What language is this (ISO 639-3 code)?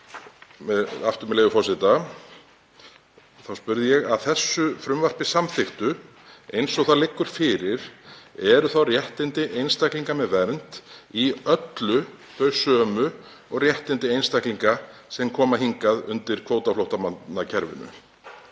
isl